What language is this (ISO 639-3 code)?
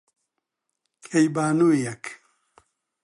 ckb